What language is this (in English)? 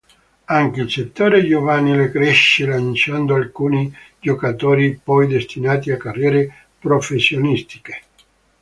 Italian